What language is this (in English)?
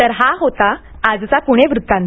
Marathi